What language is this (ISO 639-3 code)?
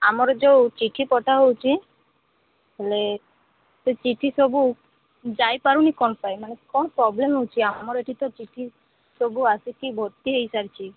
ori